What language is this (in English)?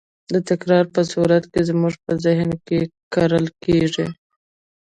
Pashto